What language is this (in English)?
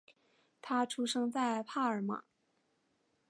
Chinese